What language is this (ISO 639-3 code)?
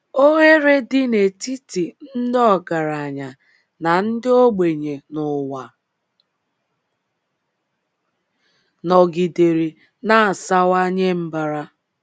ibo